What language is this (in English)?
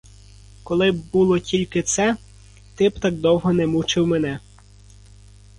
Ukrainian